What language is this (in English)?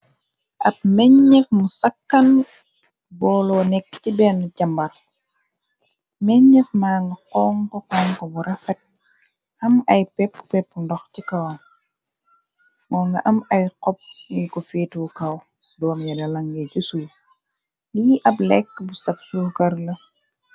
Wolof